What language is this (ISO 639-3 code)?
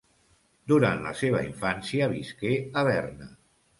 cat